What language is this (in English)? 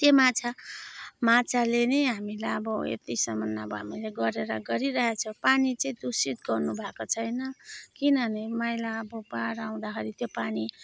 Nepali